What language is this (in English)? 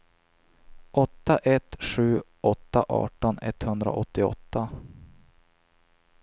Swedish